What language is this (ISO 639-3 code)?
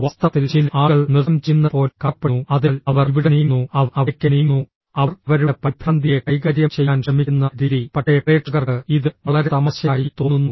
mal